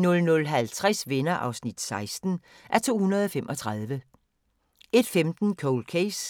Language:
Danish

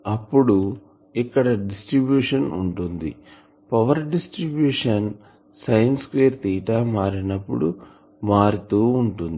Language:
Telugu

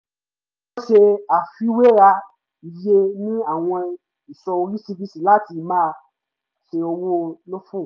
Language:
Yoruba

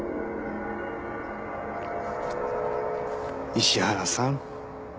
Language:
Japanese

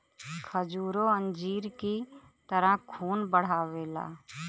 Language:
Bhojpuri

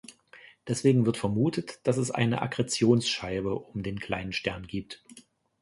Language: German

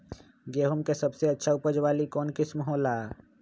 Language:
Magahi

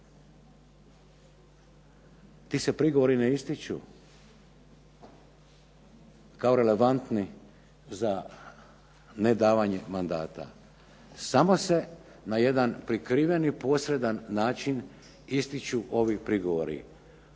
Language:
Croatian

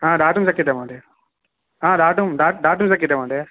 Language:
Sanskrit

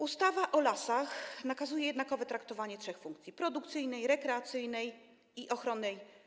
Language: Polish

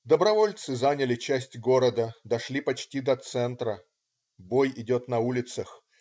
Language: Russian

